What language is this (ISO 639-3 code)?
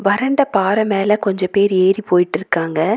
tam